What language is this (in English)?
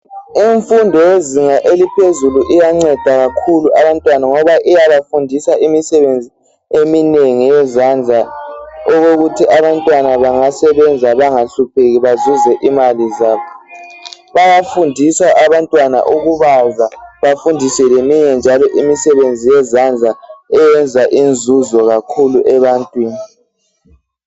North Ndebele